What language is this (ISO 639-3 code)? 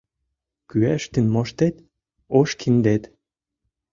chm